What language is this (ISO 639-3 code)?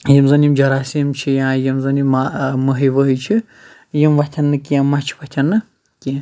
kas